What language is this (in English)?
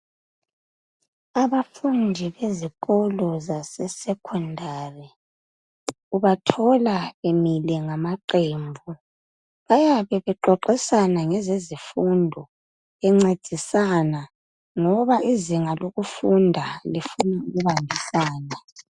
North Ndebele